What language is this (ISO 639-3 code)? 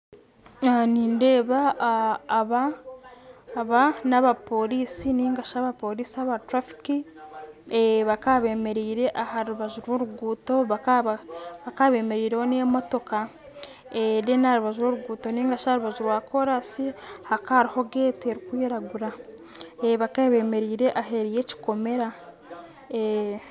nyn